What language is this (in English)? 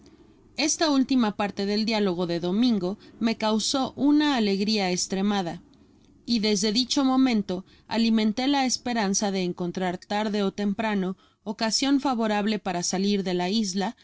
Spanish